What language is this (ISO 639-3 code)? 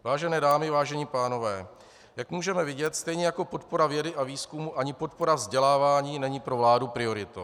ces